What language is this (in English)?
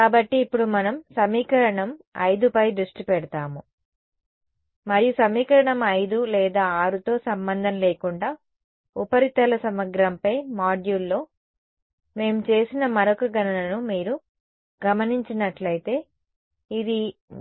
Telugu